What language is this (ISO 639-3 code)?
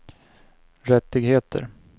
swe